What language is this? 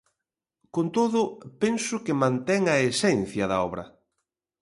Galician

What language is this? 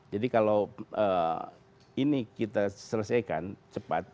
Indonesian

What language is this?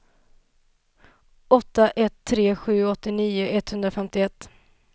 Swedish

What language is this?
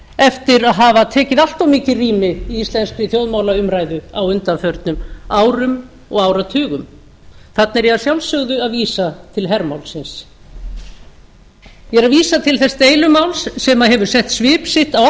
Icelandic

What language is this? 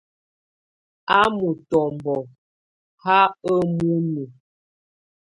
Tunen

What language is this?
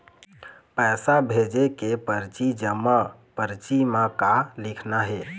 Chhattisgarhi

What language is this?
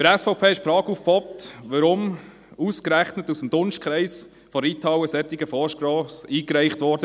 Swiss German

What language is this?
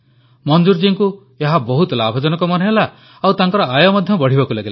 Odia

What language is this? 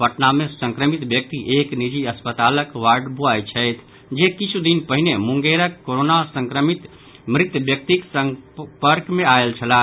Maithili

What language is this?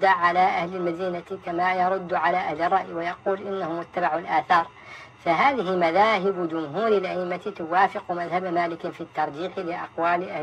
Arabic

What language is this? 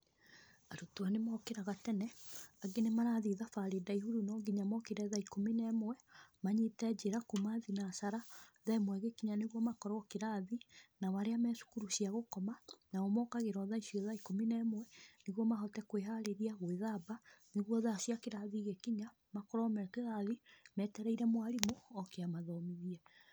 Kikuyu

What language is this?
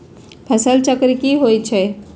Magahi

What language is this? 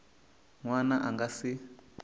Tsonga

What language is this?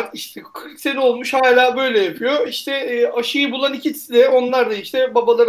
Turkish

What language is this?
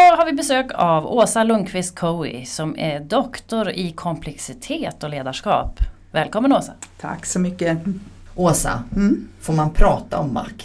Swedish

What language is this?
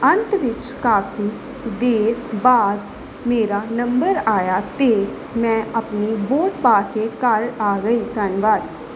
Punjabi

